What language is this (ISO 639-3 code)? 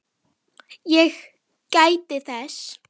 isl